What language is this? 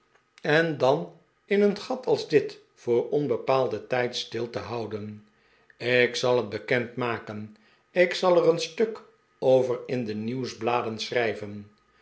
Dutch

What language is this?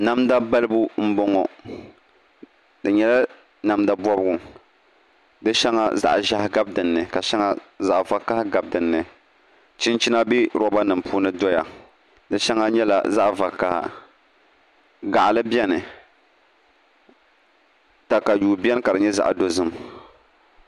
Dagbani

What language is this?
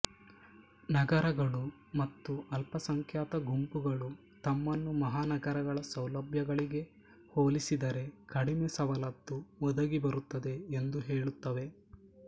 Kannada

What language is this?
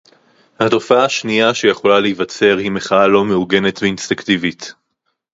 Hebrew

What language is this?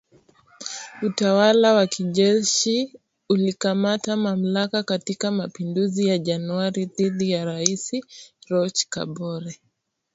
Swahili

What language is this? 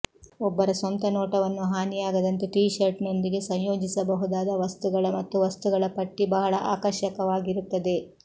Kannada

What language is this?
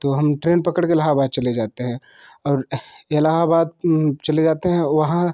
Hindi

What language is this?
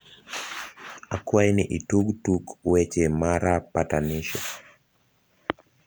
Luo (Kenya and Tanzania)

